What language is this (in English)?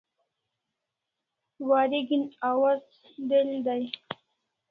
Kalasha